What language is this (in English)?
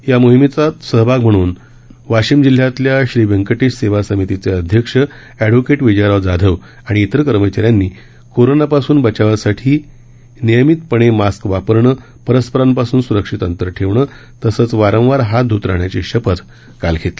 Marathi